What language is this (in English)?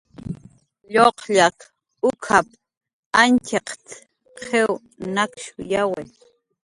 Jaqaru